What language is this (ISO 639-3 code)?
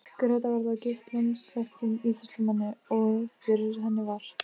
isl